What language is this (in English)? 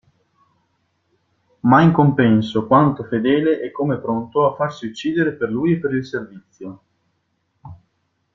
Italian